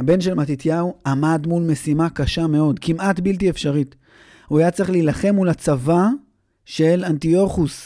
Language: Hebrew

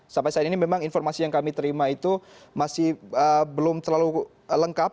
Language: Indonesian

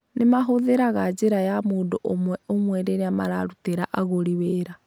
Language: Kikuyu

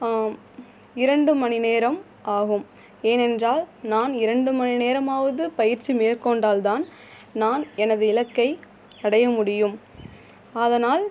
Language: Tamil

